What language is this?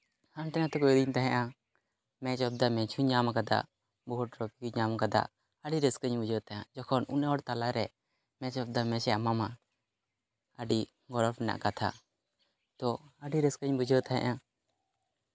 Santali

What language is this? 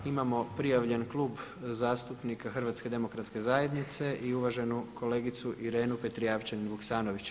Croatian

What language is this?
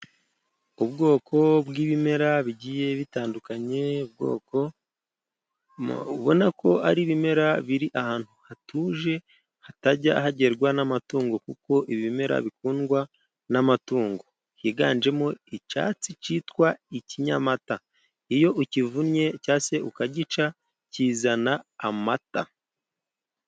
Kinyarwanda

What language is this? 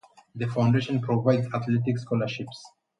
English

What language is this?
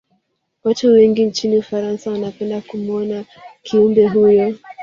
Swahili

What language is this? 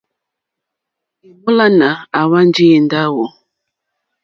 Mokpwe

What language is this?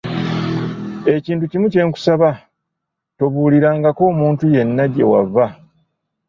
Ganda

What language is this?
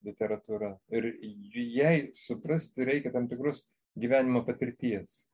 Lithuanian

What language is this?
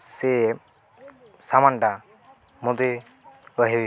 Odia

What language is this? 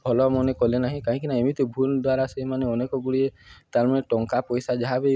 Odia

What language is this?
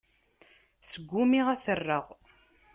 Kabyle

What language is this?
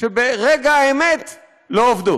Hebrew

